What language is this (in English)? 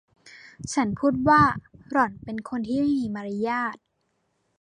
Thai